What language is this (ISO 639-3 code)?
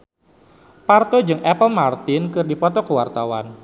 sun